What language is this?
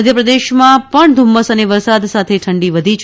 Gujarati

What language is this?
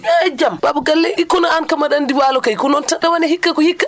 Fula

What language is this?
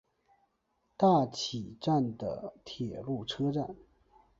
Chinese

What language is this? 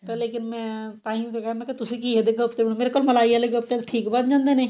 Punjabi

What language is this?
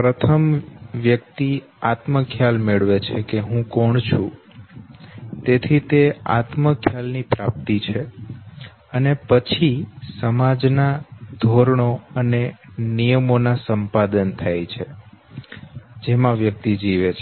Gujarati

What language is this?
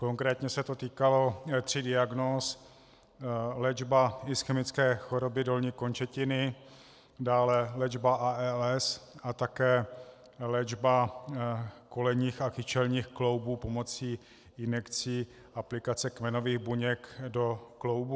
Czech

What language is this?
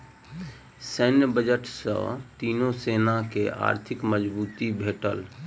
Maithili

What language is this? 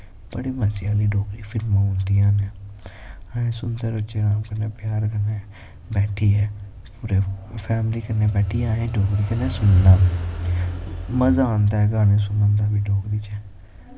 Dogri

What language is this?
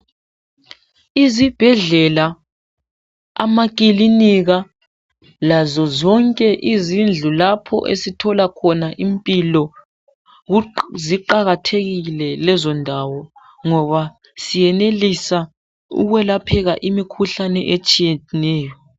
North Ndebele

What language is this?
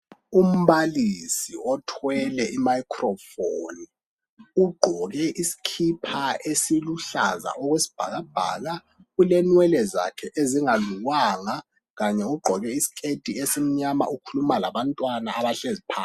North Ndebele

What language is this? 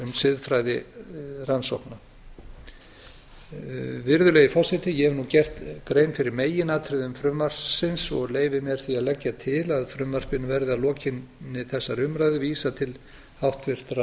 Icelandic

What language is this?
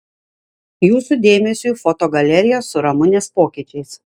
Lithuanian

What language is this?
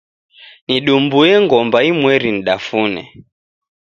Taita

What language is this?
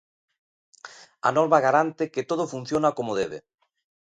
Galician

